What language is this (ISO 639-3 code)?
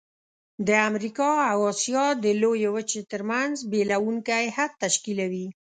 pus